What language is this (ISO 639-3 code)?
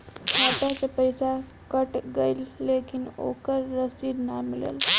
bho